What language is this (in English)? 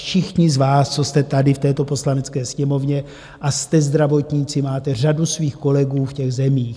Czech